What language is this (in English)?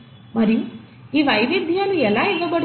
Telugu